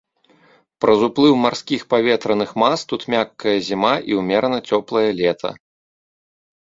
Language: Belarusian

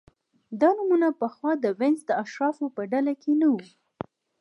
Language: Pashto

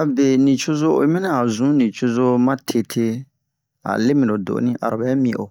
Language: Bomu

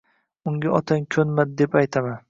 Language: Uzbek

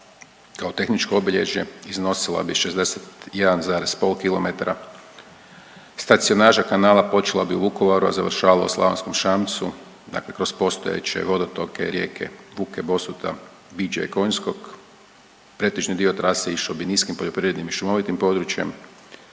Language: Croatian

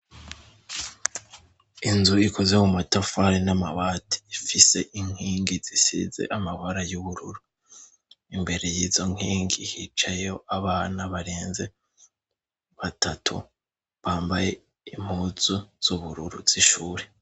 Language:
Rundi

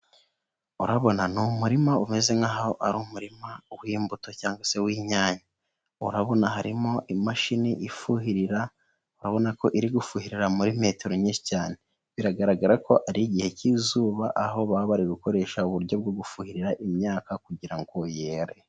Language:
Kinyarwanda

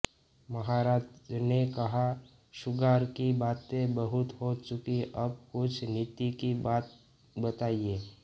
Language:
Hindi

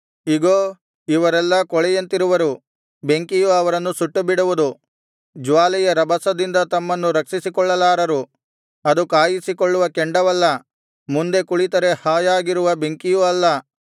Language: Kannada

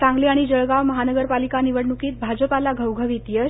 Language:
Marathi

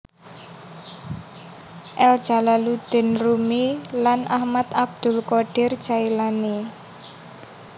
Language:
Javanese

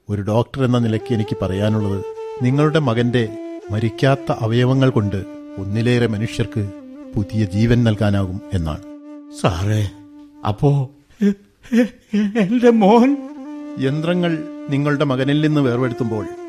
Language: Malayalam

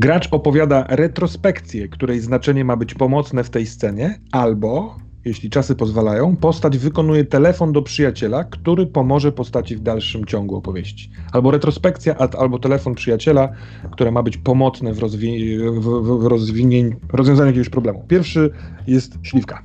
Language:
Polish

